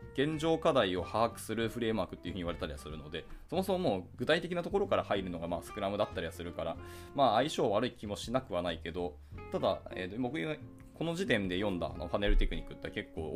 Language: Japanese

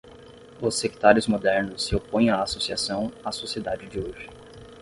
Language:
Portuguese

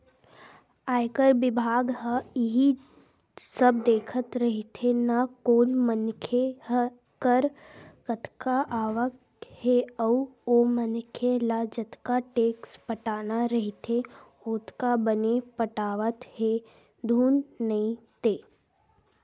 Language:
Chhattisgarhi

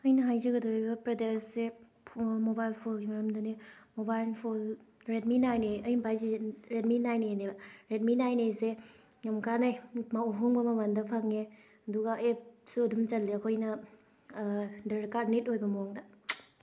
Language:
Manipuri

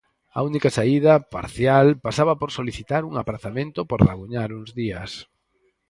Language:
Galician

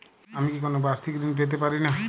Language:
Bangla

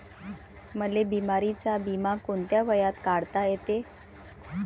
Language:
Marathi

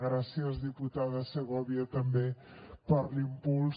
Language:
Catalan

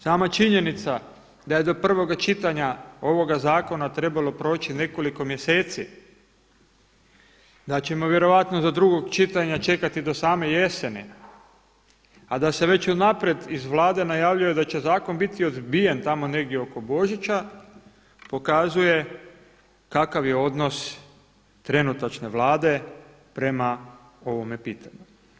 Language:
Croatian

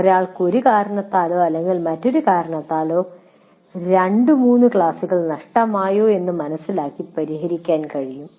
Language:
Malayalam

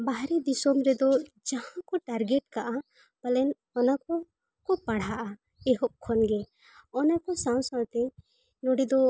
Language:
Santali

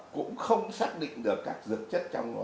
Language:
Vietnamese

